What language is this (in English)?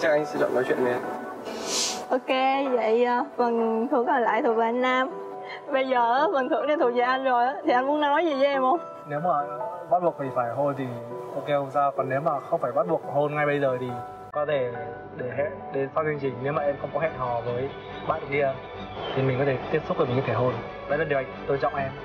Vietnamese